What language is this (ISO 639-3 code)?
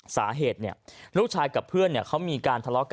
tha